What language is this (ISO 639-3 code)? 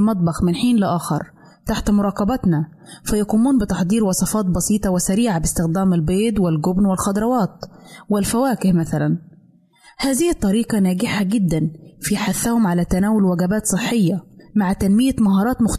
ara